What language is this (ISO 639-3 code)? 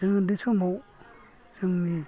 brx